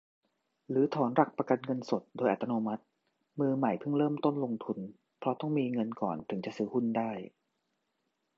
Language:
Thai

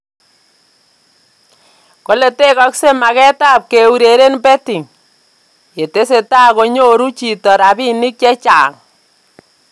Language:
Kalenjin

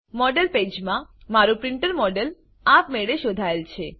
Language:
Gujarati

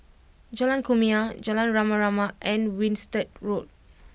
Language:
English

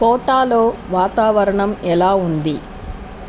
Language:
Telugu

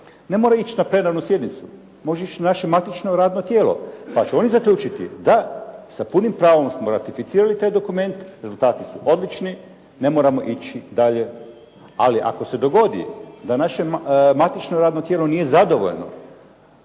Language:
Croatian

